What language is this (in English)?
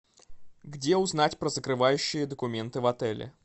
Russian